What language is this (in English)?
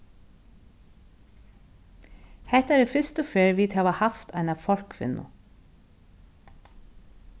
Faroese